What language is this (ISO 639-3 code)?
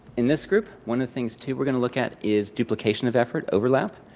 eng